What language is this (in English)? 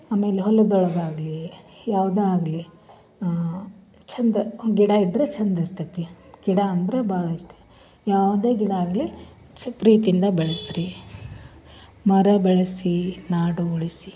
Kannada